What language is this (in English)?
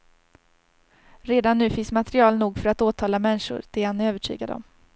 Swedish